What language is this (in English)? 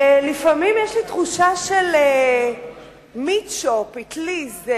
Hebrew